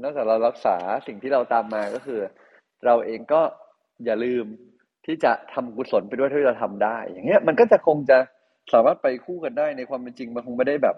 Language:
Thai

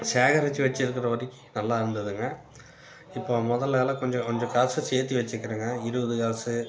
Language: Tamil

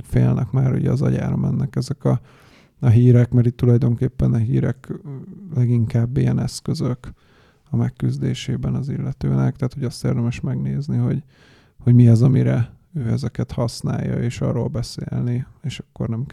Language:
Hungarian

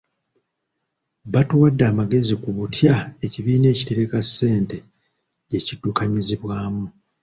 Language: Ganda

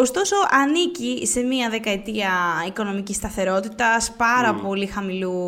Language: Greek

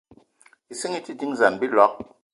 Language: Eton (Cameroon)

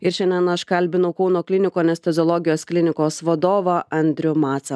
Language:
Lithuanian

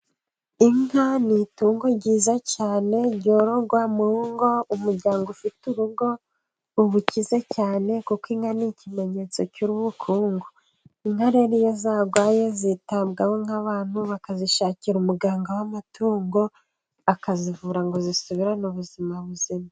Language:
Kinyarwanda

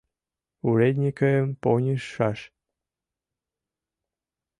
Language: Mari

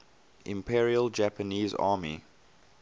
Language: English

